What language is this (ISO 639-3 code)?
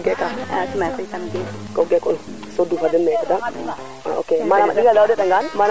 srr